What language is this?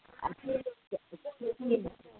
Manipuri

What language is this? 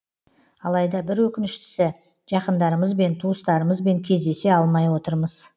Kazakh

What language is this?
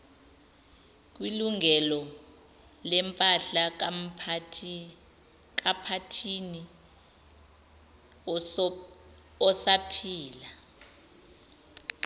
Zulu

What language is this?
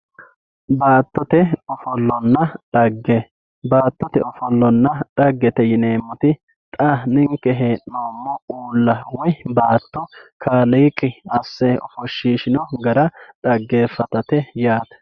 Sidamo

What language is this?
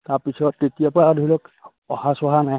Assamese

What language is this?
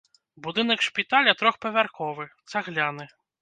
Belarusian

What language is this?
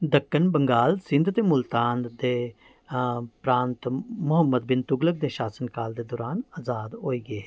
Dogri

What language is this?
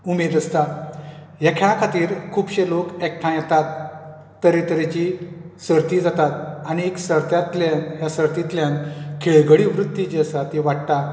Konkani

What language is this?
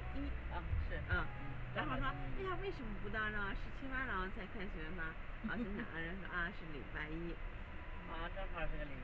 Chinese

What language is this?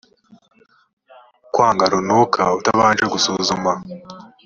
Kinyarwanda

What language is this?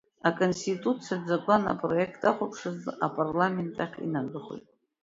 Abkhazian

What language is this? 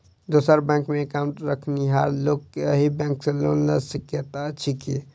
Maithili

